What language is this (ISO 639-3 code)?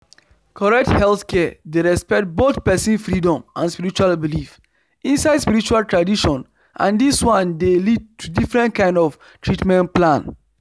pcm